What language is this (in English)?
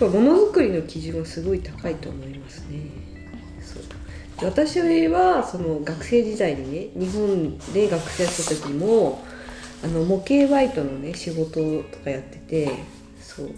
Japanese